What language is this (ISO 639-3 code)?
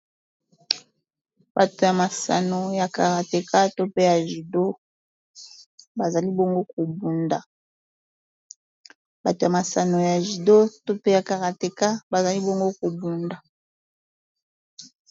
lin